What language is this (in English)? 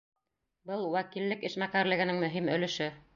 Bashkir